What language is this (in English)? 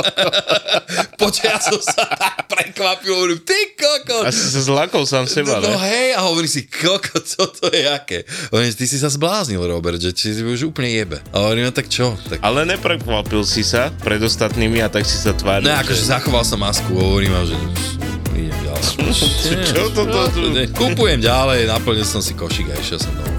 Slovak